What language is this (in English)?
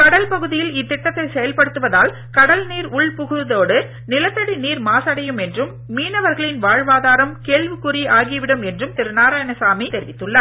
Tamil